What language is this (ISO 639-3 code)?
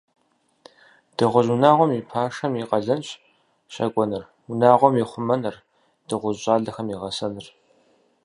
kbd